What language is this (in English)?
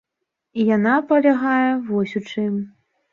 Belarusian